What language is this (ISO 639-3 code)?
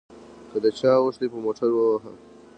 pus